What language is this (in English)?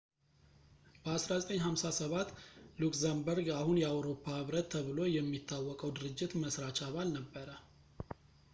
Amharic